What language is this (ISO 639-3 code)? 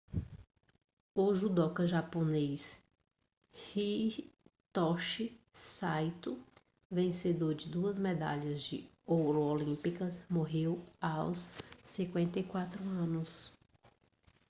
por